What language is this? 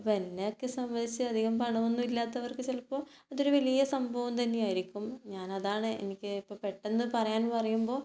Malayalam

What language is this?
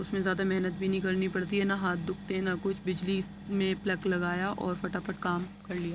Urdu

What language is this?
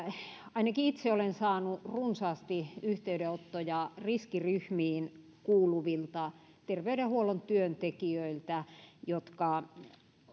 Finnish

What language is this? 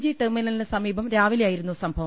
Malayalam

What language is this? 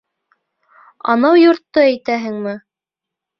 Bashkir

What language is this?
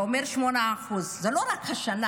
Hebrew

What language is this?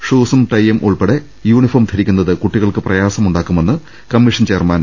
Malayalam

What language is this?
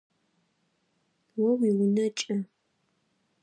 Adyghe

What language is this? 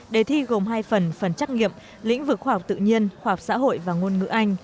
Vietnamese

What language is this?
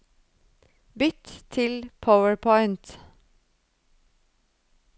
Norwegian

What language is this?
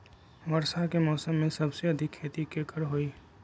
Magahi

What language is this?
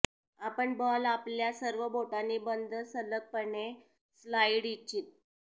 Marathi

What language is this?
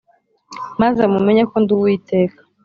Kinyarwanda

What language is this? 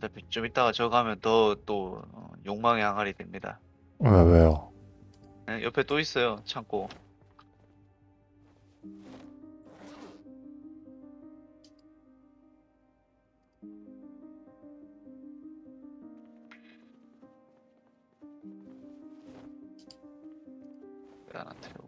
Korean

